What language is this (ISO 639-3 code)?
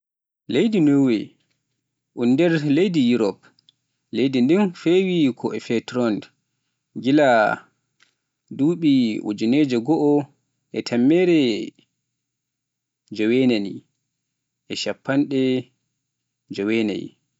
fuf